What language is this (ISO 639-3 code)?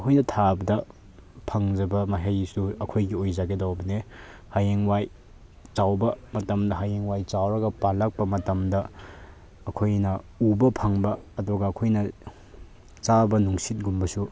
mni